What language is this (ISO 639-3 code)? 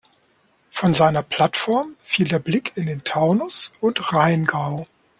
deu